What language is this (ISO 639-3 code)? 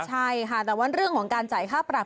tha